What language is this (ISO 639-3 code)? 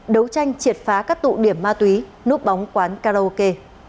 vie